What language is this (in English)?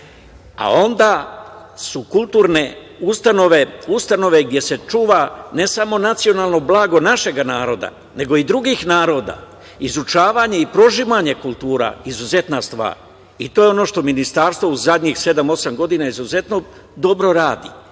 Serbian